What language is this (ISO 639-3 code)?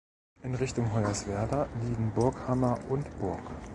deu